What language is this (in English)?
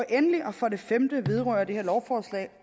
Danish